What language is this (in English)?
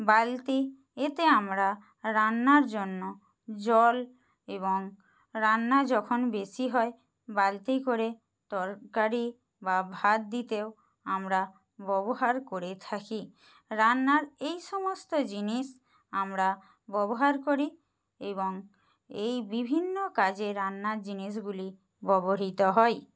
Bangla